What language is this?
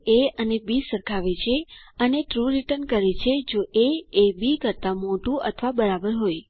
Gujarati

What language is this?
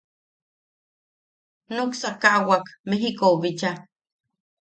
Yaqui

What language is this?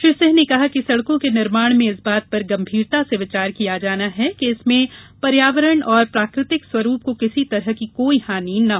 Hindi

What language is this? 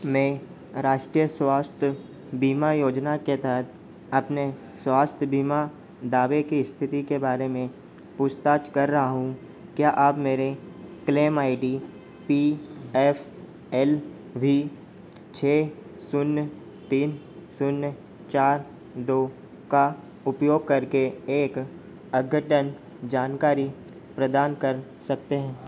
Hindi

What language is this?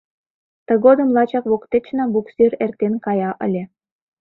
Mari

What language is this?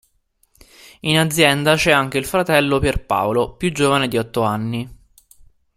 Italian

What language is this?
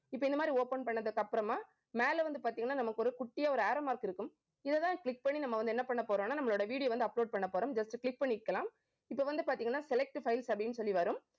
Tamil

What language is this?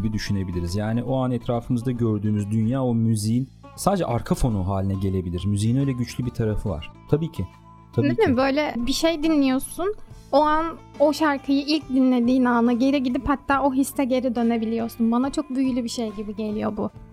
Turkish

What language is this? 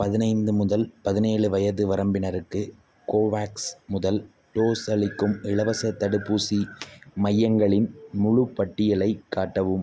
Tamil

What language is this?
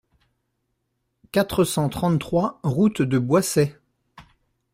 French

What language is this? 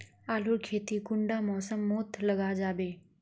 Magahi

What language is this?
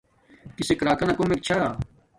Domaaki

